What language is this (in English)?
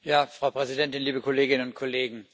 German